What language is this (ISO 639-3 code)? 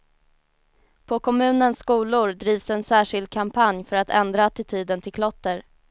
swe